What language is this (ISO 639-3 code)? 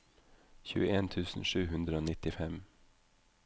nor